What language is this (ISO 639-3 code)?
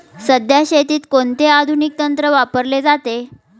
mar